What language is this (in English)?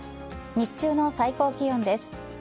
Japanese